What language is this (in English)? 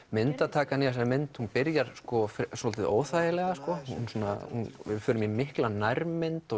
Icelandic